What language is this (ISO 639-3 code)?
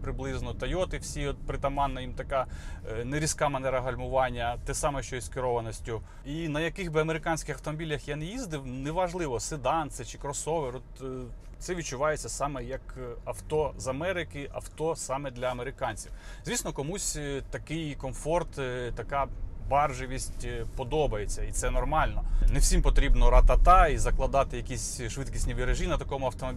ukr